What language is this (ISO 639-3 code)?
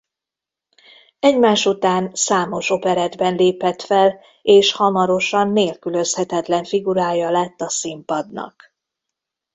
hun